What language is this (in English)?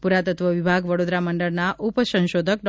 Gujarati